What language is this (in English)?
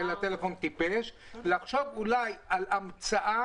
Hebrew